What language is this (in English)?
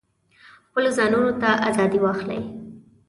Pashto